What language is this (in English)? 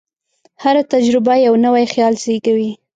Pashto